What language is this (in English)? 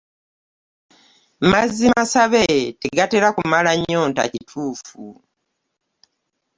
Ganda